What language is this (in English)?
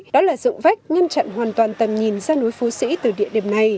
Vietnamese